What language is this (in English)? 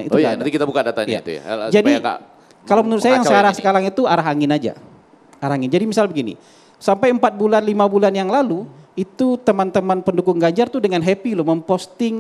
Indonesian